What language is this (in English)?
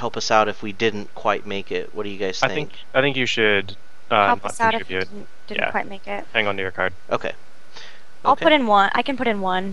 English